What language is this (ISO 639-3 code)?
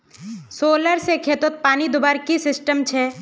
mag